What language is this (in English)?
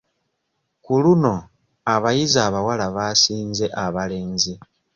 Ganda